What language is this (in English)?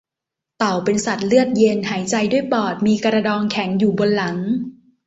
Thai